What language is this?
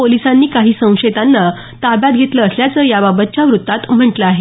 Marathi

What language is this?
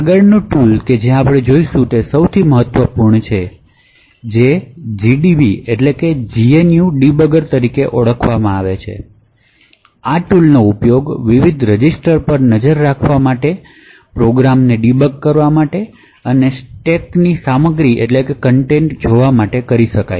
Gujarati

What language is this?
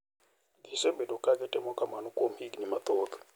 Luo (Kenya and Tanzania)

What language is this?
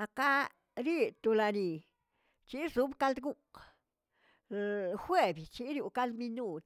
Tilquiapan Zapotec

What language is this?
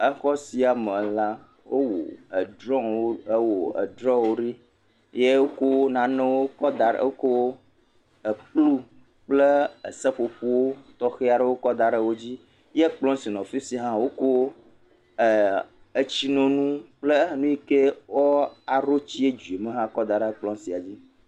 Ewe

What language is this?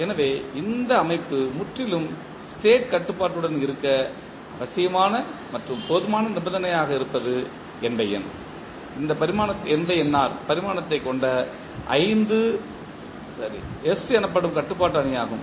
Tamil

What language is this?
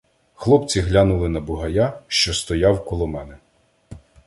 Ukrainian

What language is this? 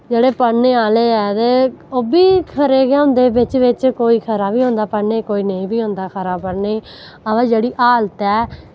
Dogri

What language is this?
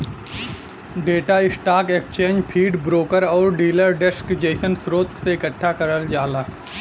Bhojpuri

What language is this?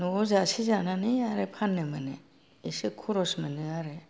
Bodo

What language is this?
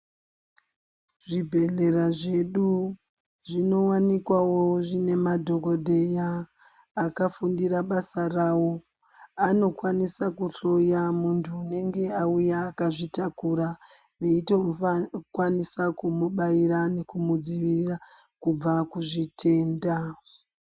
Ndau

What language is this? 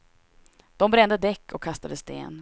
Swedish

